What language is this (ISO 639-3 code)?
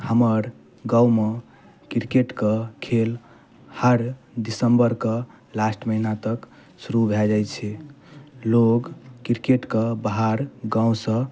mai